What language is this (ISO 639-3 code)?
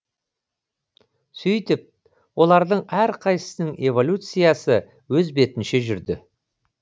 kaz